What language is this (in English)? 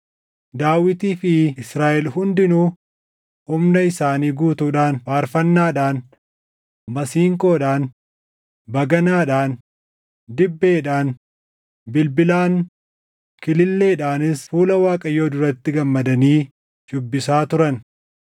Oromo